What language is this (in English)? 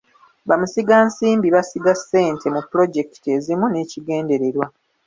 Ganda